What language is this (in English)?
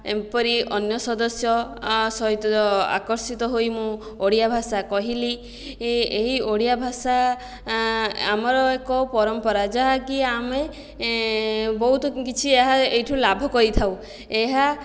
Odia